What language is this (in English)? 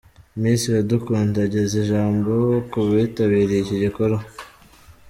Kinyarwanda